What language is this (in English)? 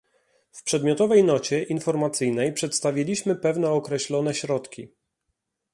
Polish